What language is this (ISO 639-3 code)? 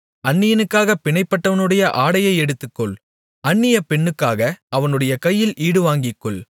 tam